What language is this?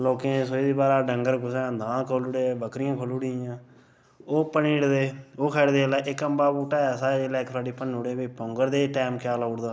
Dogri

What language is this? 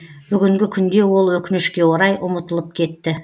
Kazakh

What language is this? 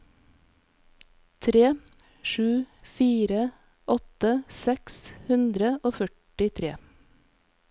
Norwegian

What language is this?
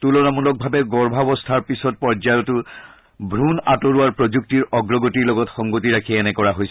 Assamese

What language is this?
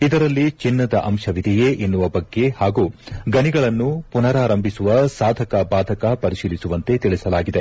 Kannada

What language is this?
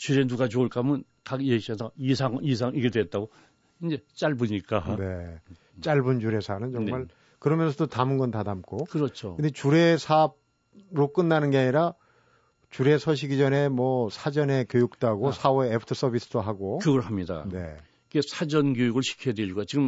Korean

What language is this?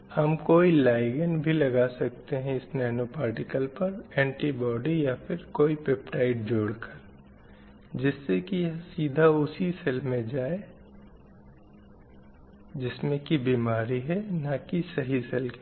Hindi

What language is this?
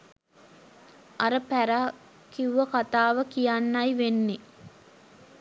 Sinhala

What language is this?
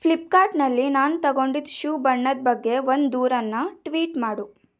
Kannada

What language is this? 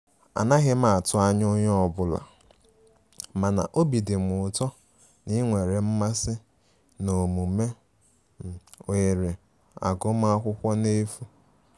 Igbo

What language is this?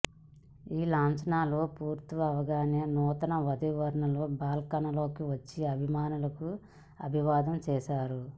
Telugu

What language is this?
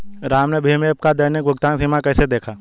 Hindi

